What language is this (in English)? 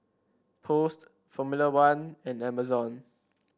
English